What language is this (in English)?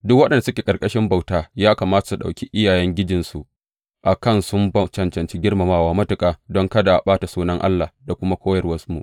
Hausa